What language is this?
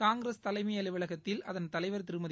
Tamil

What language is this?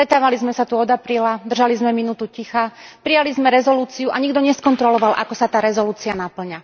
Slovak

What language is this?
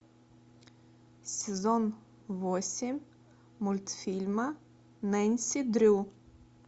Russian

